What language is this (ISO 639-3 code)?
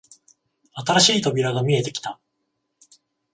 jpn